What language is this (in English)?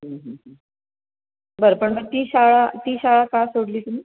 Marathi